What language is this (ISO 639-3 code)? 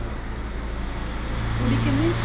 kan